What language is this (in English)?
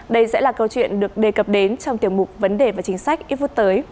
Vietnamese